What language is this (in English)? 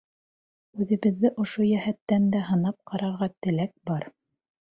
Bashkir